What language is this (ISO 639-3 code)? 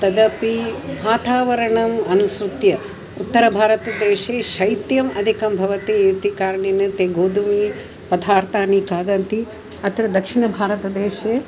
san